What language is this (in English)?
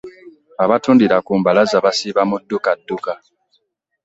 Ganda